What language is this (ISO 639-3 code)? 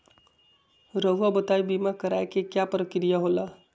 mag